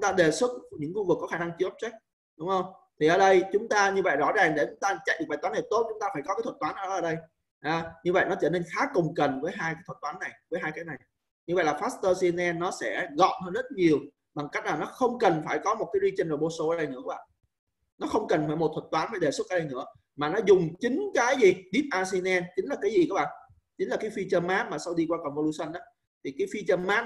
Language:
Vietnamese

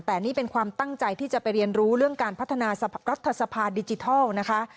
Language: Thai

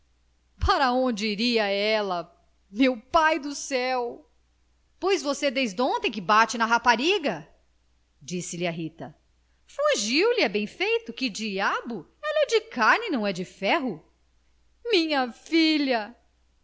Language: Portuguese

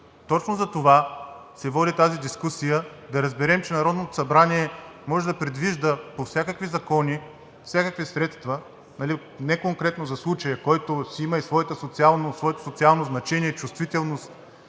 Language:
Bulgarian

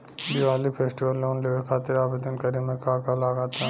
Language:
Bhojpuri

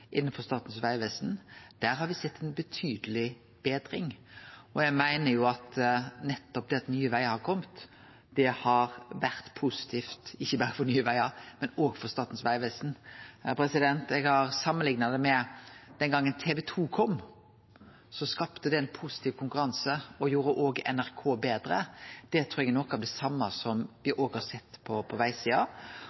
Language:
Norwegian Nynorsk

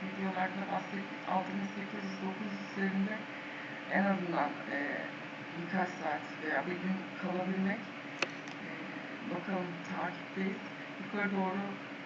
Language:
Turkish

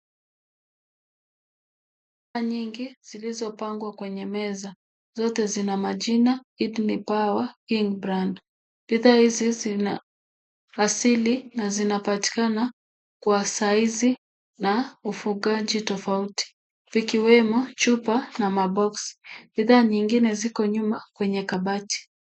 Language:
Swahili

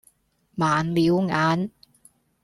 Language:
Cantonese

